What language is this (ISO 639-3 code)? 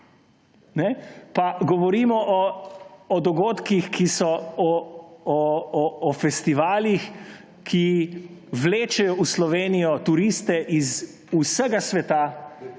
slv